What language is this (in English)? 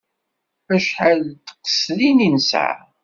Kabyle